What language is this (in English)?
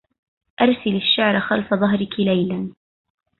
Arabic